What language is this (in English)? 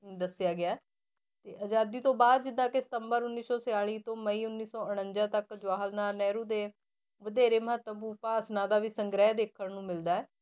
Punjabi